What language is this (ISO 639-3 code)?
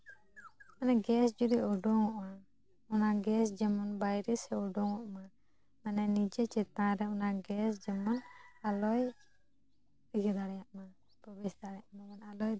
sat